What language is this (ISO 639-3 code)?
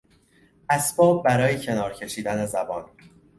fas